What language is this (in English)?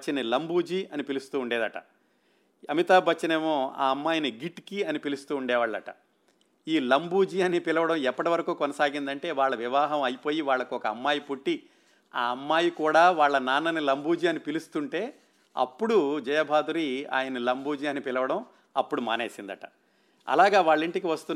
Telugu